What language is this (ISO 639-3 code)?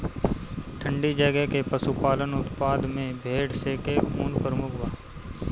bho